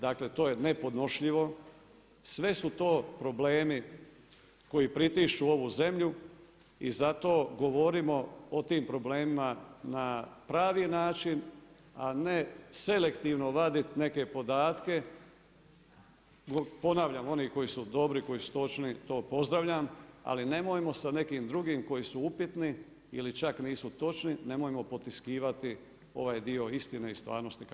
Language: Croatian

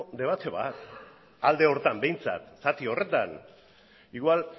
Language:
Basque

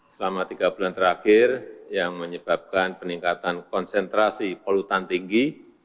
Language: Indonesian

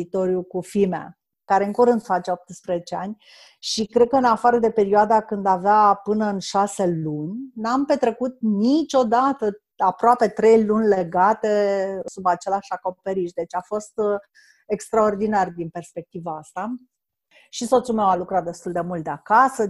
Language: Romanian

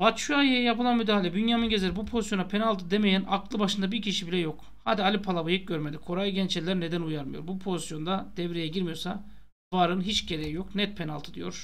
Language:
Turkish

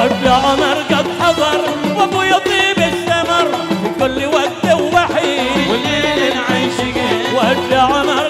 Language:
Arabic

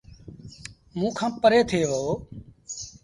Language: Sindhi Bhil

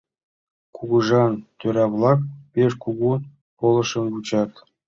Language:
Mari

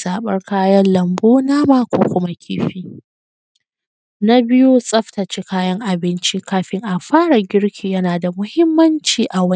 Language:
Hausa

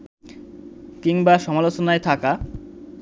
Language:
Bangla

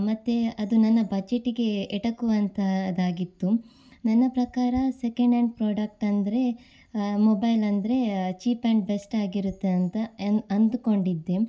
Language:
Kannada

